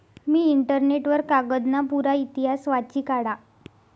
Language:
Marathi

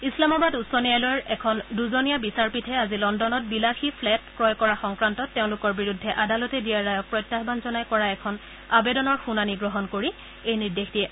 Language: Assamese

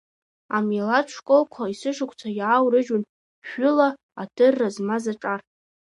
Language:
Abkhazian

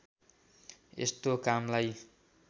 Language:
Nepali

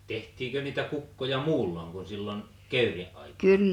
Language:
Finnish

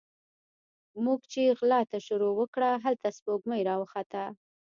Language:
Pashto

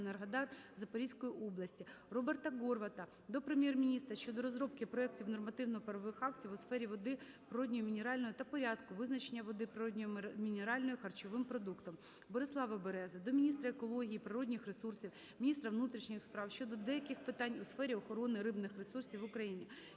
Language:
Ukrainian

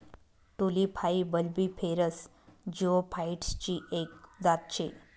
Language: Marathi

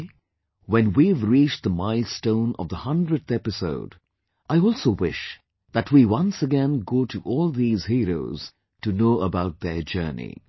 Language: English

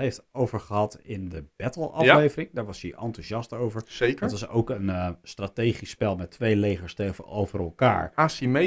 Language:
Dutch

